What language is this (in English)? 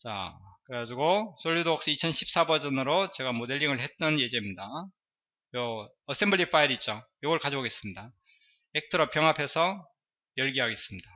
Korean